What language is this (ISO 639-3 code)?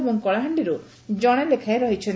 ori